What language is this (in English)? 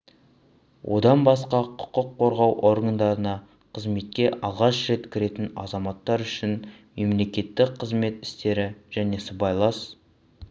Kazakh